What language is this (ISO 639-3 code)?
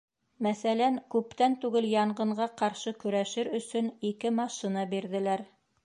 bak